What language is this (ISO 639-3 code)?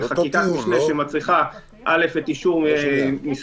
heb